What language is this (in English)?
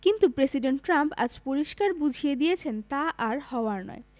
Bangla